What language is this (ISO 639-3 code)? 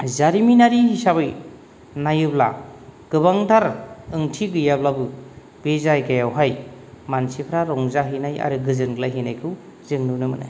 brx